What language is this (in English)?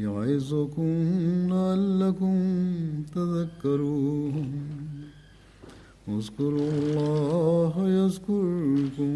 Swahili